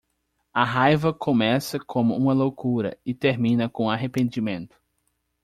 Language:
Portuguese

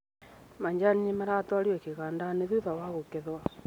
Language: Kikuyu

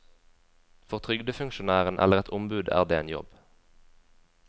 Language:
Norwegian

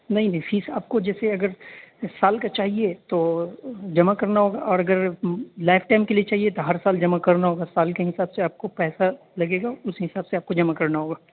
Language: Urdu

